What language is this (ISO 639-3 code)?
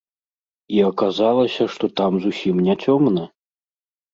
bel